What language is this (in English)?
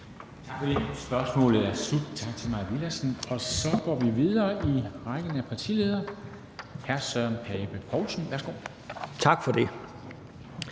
Danish